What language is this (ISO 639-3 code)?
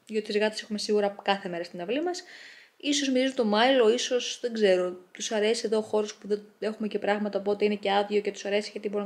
ell